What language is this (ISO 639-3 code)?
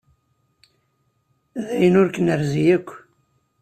kab